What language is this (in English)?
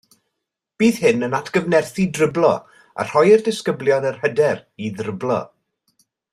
Welsh